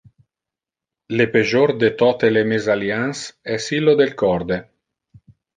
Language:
Interlingua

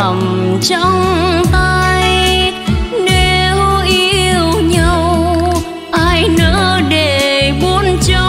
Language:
Vietnamese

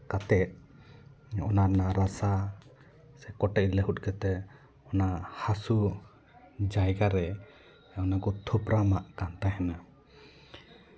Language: Santali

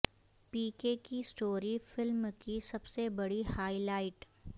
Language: Urdu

